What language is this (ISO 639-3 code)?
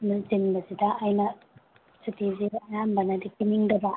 mni